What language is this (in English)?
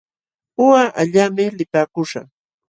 Jauja Wanca Quechua